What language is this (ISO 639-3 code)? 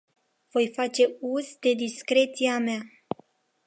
ron